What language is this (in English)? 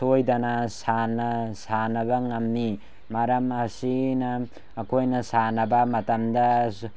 Manipuri